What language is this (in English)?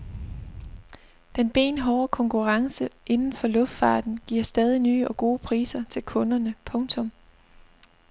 Danish